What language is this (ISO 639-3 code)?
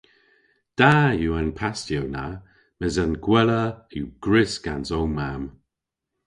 cor